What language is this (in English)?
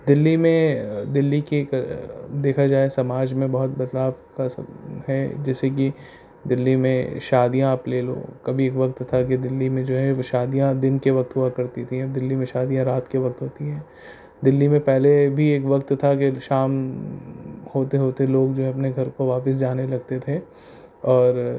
Urdu